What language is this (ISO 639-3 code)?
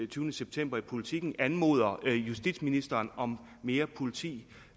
dan